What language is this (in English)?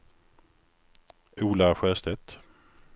Swedish